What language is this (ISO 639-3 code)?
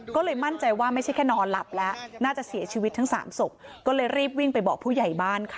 tha